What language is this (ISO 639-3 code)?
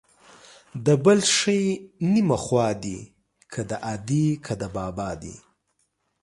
pus